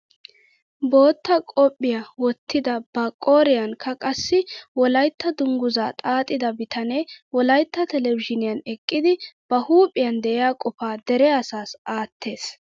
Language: Wolaytta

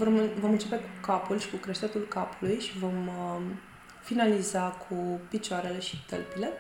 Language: Romanian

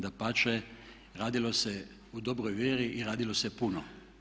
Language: Croatian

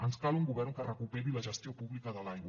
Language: Catalan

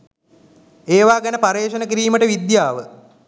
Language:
Sinhala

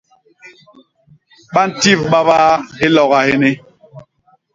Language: Basaa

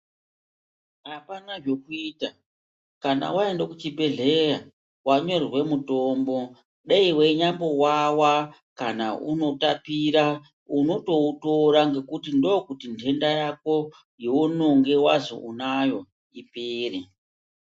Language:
Ndau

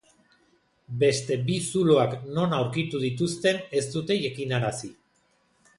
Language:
Basque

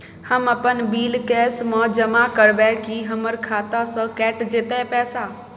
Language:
Maithili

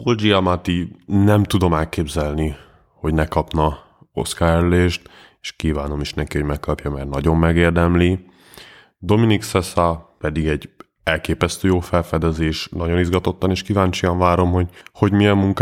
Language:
Hungarian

